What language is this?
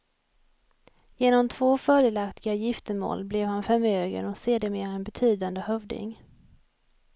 Swedish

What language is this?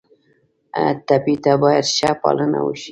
Pashto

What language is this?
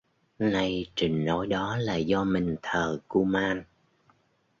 Vietnamese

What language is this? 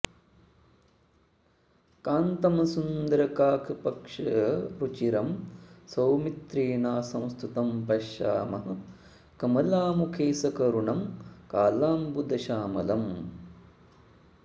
Sanskrit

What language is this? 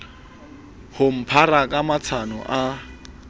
Southern Sotho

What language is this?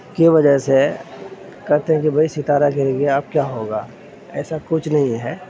Urdu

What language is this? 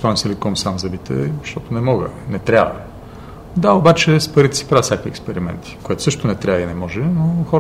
Bulgarian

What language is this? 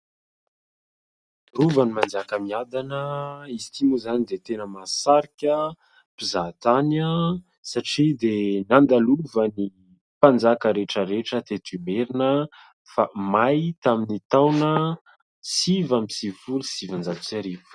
Malagasy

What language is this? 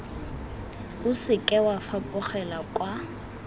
Tswana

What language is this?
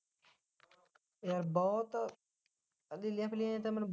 Punjabi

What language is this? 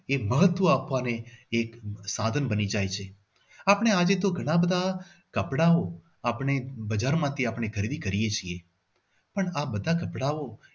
Gujarati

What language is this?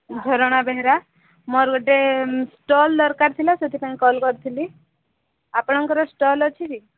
Odia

